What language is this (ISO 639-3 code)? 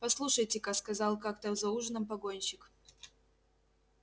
rus